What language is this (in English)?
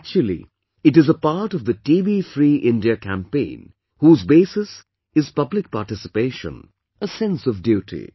English